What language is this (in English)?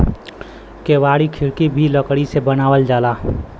Bhojpuri